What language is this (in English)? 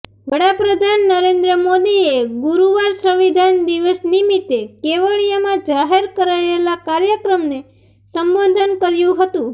Gujarati